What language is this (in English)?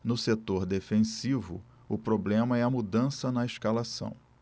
Portuguese